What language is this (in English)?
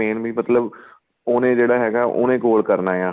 Punjabi